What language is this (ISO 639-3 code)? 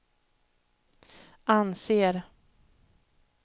swe